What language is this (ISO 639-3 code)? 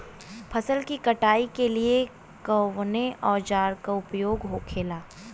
bho